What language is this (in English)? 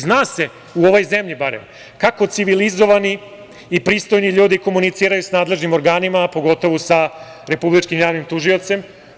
Serbian